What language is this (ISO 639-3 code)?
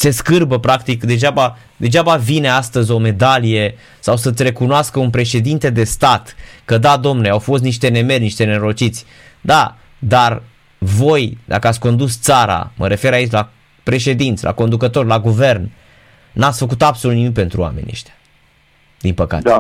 ron